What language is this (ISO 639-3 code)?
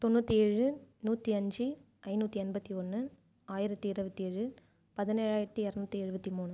tam